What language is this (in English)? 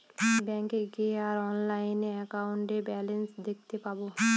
Bangla